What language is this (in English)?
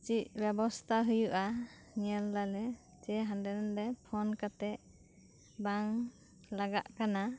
Santali